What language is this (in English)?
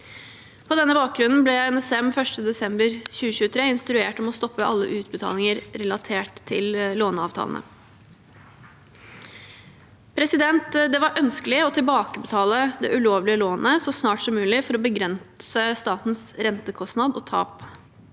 Norwegian